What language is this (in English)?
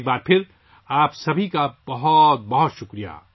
Urdu